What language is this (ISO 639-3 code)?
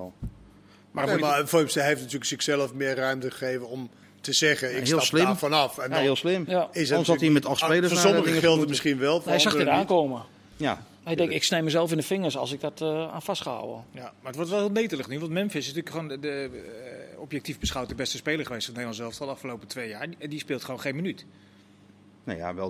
nld